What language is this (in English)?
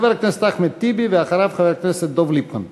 Hebrew